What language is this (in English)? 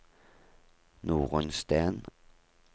Norwegian